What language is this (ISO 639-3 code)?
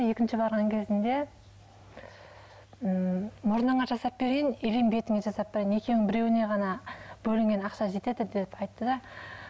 kaz